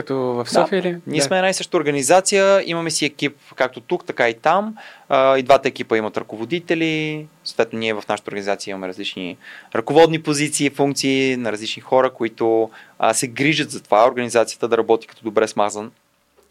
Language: Bulgarian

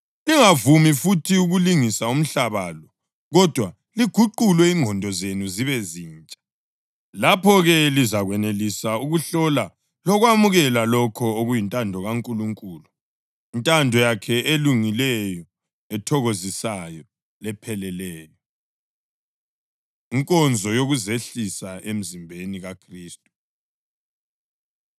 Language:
North Ndebele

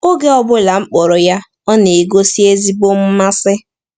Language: Igbo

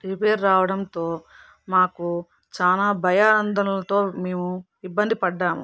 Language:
Telugu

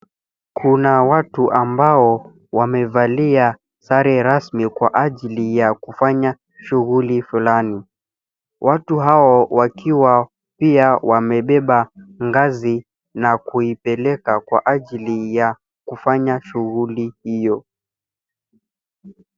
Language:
Swahili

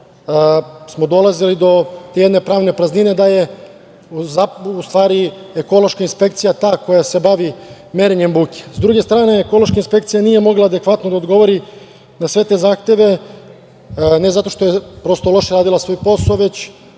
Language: Serbian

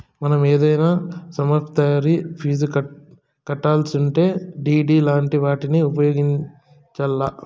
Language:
Telugu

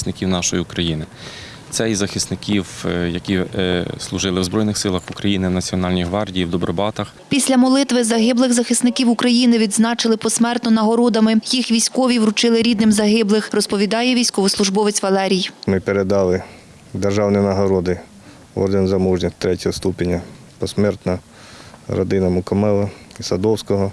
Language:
Ukrainian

